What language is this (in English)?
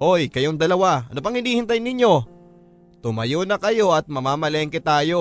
Filipino